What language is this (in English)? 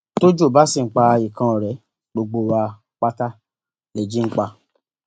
Yoruba